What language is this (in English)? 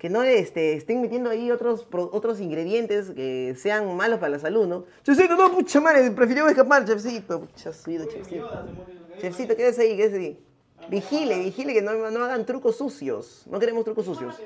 Spanish